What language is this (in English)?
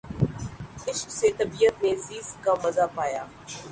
Urdu